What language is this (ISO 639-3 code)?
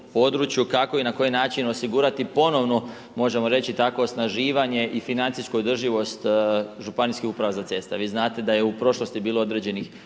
hrv